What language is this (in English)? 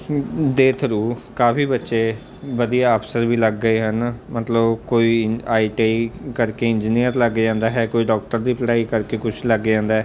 Punjabi